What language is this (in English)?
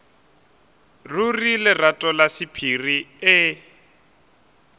Northern Sotho